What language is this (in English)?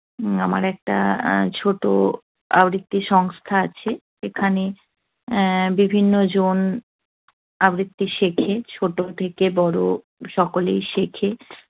Bangla